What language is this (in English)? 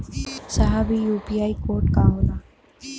Bhojpuri